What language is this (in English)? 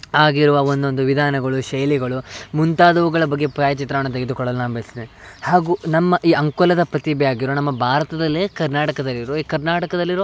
Kannada